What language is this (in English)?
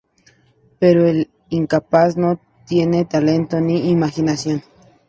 Spanish